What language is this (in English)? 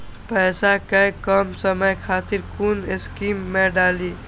Maithili